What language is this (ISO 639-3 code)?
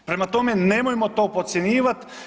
hrv